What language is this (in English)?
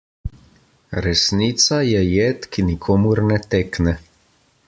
Slovenian